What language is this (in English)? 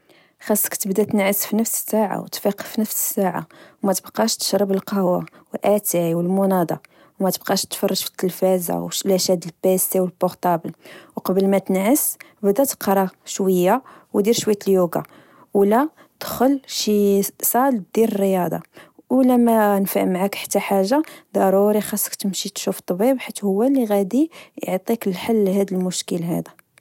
Moroccan Arabic